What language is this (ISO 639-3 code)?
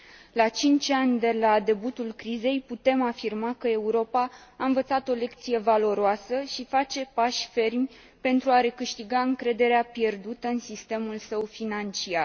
ron